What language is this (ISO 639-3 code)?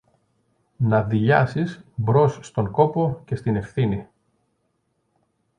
ell